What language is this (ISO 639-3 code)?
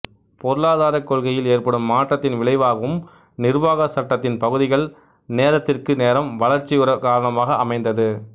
tam